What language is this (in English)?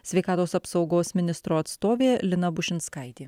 Lithuanian